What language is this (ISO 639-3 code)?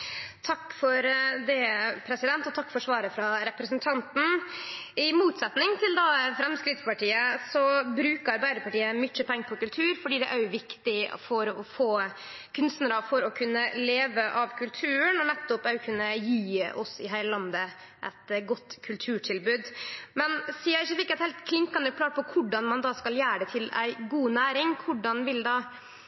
nno